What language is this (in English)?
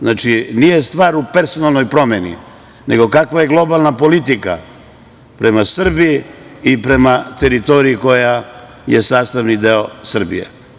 Serbian